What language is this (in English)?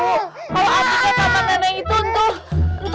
Indonesian